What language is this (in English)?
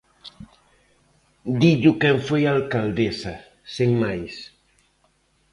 Galician